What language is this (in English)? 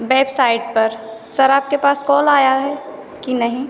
Hindi